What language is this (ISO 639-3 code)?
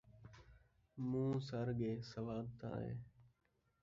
skr